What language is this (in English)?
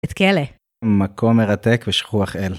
Hebrew